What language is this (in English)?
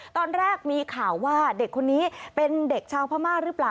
Thai